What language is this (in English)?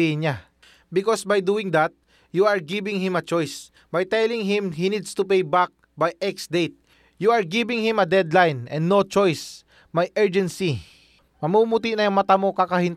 Filipino